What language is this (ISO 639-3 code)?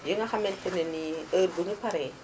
wol